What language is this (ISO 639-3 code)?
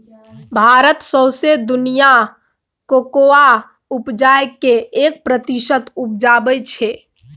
mai